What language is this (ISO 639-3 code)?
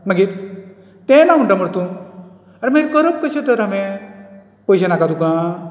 kok